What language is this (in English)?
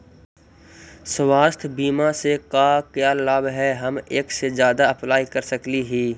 Magahi